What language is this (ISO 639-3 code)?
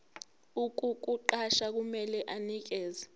zul